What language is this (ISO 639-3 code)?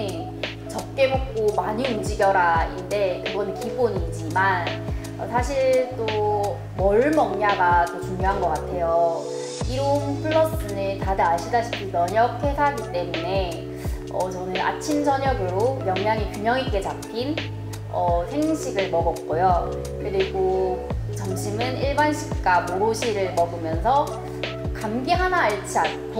kor